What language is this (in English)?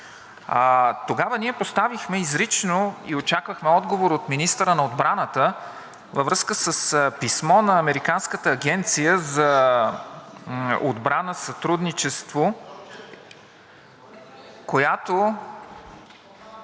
Bulgarian